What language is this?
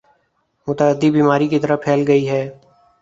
Urdu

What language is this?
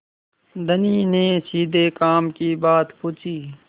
Hindi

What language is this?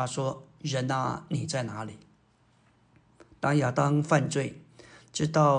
Chinese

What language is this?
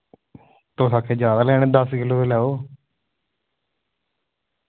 Dogri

